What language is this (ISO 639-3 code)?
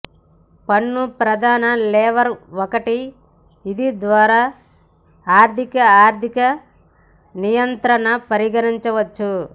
tel